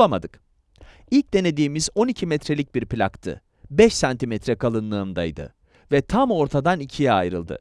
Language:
Turkish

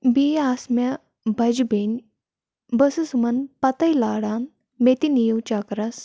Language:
Kashmiri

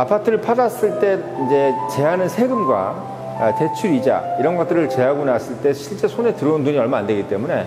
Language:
Korean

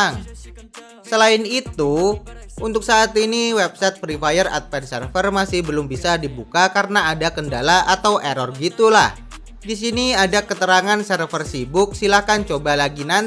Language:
Indonesian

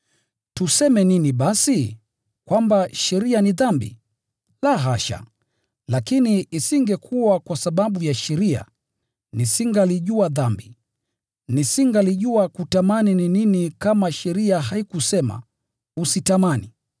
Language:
Swahili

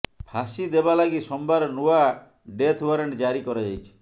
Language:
Odia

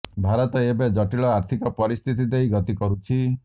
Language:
Odia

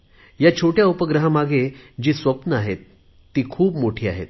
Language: Marathi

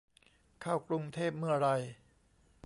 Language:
Thai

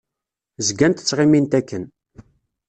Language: Kabyle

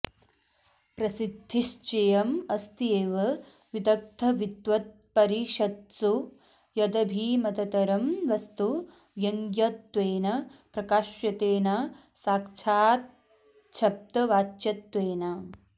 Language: Sanskrit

